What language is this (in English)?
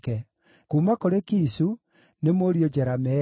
Kikuyu